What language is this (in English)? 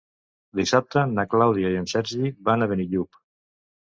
Catalan